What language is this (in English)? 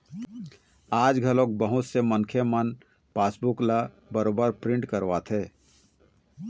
Chhattisgarhi